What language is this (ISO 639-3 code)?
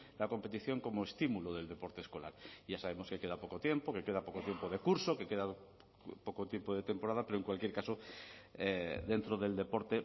spa